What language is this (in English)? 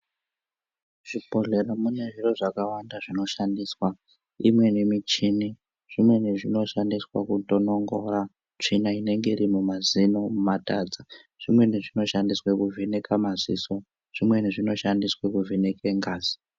Ndau